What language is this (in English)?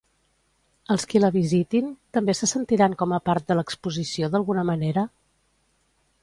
Catalan